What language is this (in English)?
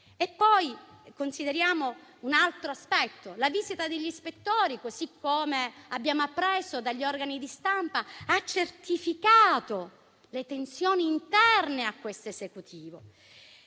Italian